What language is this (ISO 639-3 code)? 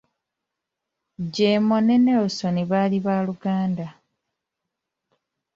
lug